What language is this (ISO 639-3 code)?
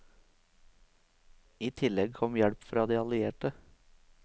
nor